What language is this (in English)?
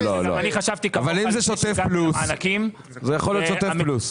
Hebrew